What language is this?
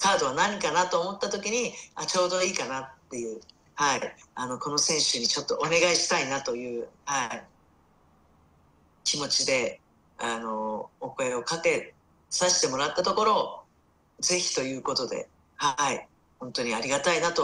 Japanese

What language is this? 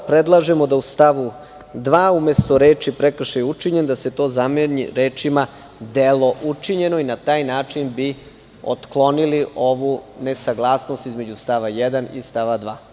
Serbian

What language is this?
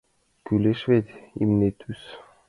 Mari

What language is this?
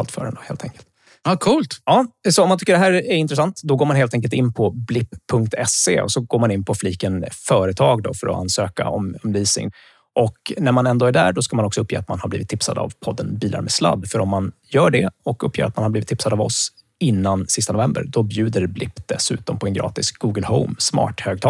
Swedish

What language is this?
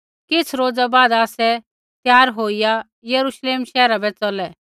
Kullu Pahari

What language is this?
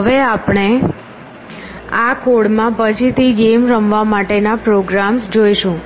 Gujarati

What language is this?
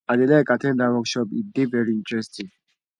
Nigerian Pidgin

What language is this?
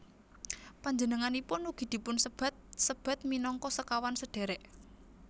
Javanese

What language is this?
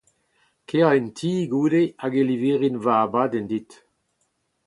Breton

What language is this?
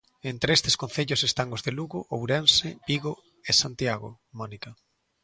Galician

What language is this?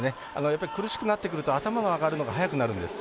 Japanese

